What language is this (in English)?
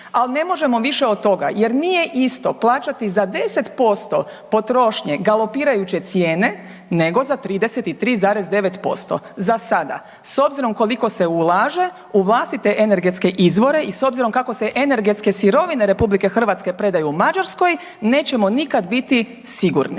Croatian